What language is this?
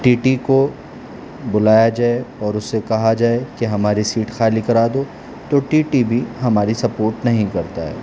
Urdu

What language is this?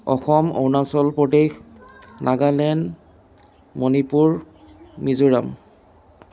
Assamese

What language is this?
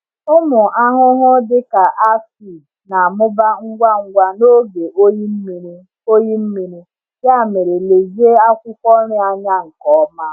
Igbo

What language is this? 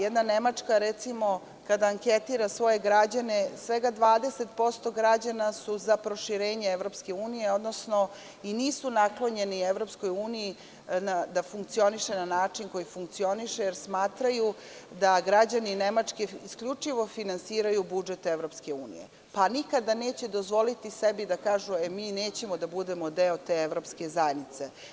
Serbian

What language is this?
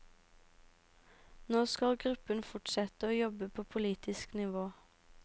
Norwegian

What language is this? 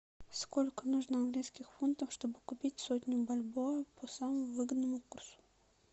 Russian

